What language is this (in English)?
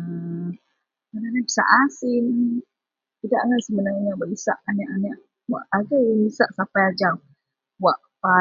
Central Melanau